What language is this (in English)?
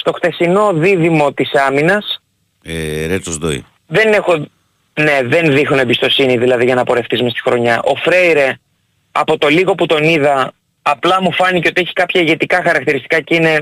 Greek